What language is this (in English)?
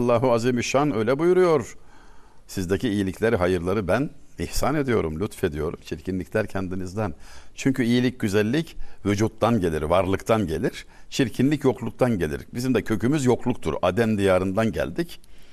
Turkish